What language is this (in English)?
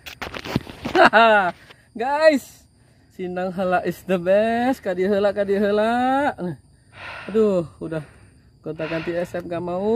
Indonesian